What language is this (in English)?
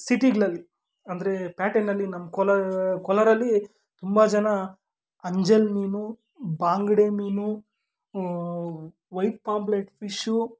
Kannada